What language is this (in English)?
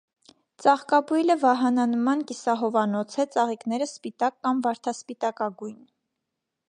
Armenian